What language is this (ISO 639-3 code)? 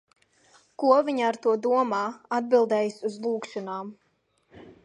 lav